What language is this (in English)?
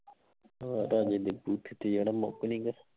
Punjabi